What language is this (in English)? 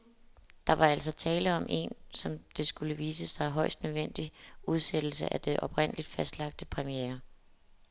Danish